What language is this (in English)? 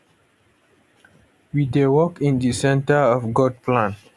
Nigerian Pidgin